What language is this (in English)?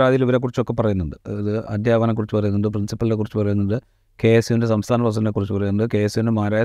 Malayalam